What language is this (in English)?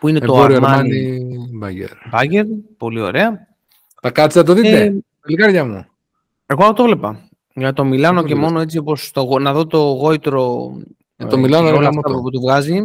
Greek